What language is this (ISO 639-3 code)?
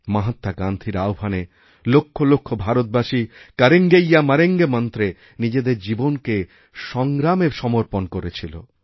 ben